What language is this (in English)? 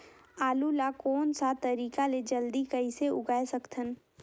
Chhattisgarhi